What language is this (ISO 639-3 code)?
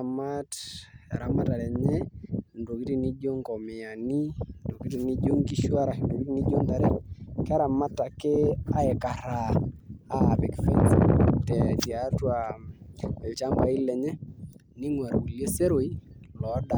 mas